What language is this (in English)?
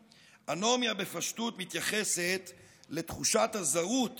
Hebrew